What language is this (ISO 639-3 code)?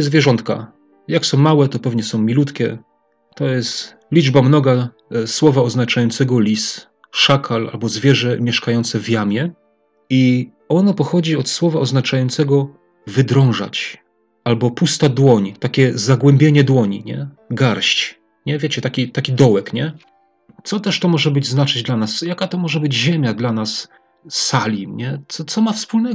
pol